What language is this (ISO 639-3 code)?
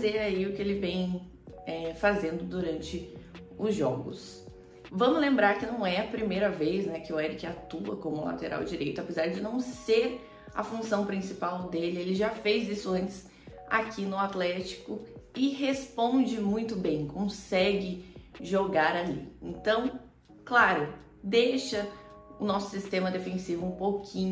por